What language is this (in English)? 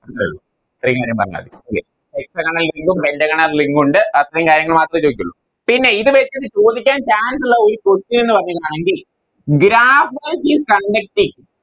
Malayalam